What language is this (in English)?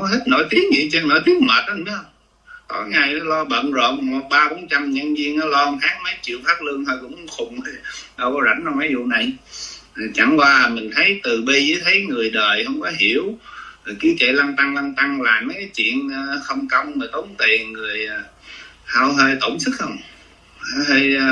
Vietnamese